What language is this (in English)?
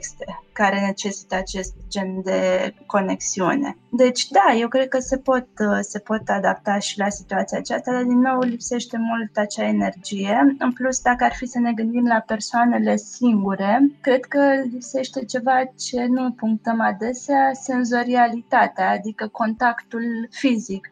Romanian